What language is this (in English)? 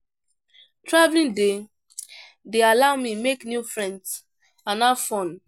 Nigerian Pidgin